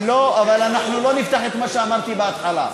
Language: Hebrew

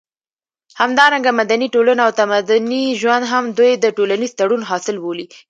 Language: Pashto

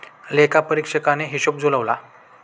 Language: Marathi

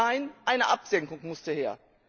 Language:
German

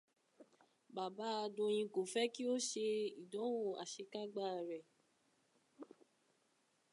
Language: Yoruba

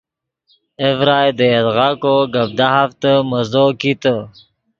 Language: Yidgha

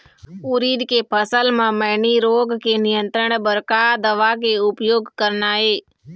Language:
Chhattisgarhi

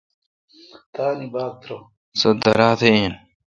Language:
Kalkoti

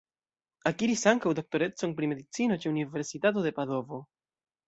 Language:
Esperanto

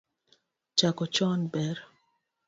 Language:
Luo (Kenya and Tanzania)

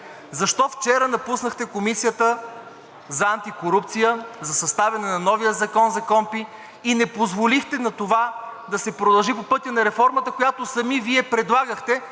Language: Bulgarian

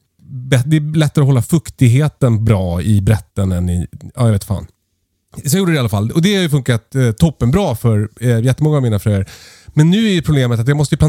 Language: Swedish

